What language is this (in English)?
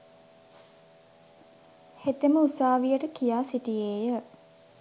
Sinhala